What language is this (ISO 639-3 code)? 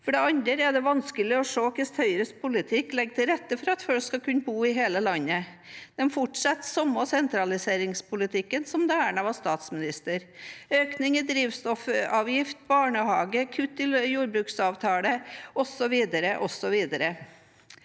nor